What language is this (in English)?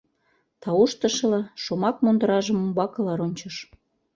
Mari